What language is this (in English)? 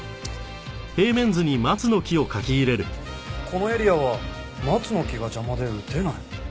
Japanese